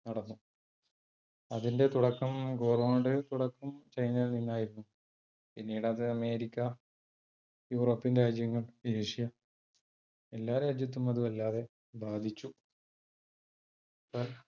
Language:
Malayalam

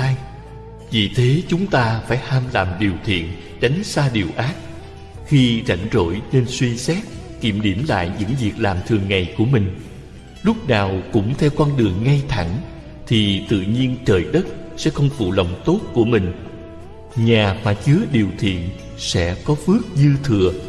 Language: Vietnamese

